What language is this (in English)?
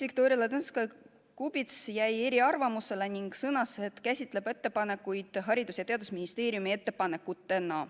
Estonian